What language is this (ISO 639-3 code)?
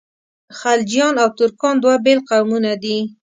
pus